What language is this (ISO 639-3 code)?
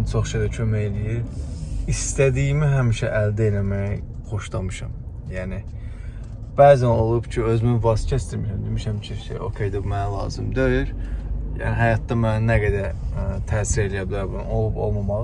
tur